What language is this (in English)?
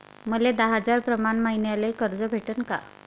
Marathi